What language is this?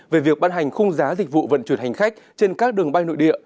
Vietnamese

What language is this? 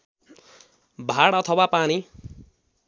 Nepali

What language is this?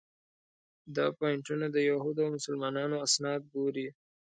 Pashto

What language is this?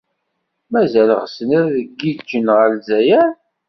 Kabyle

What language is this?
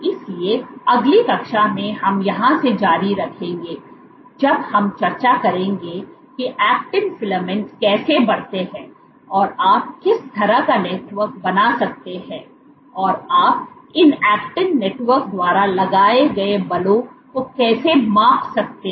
Hindi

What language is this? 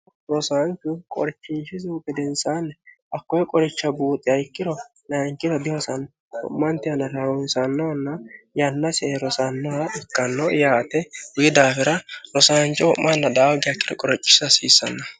Sidamo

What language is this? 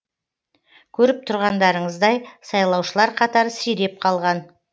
Kazakh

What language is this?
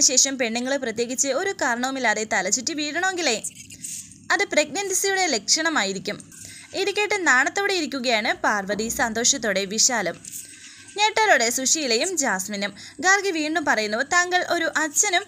Malayalam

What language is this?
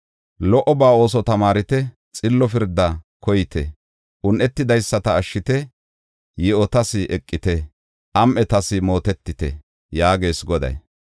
Gofa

